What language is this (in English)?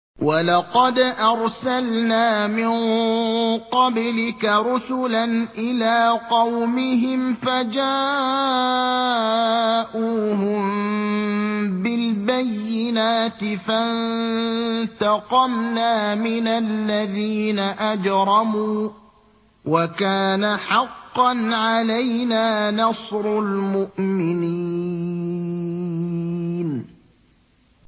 Arabic